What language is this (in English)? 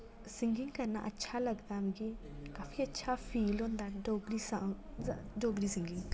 Dogri